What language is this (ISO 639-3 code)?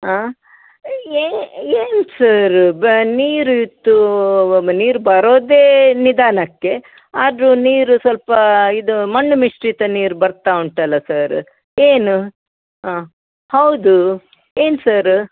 kan